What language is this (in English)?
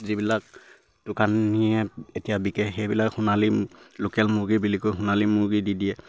Assamese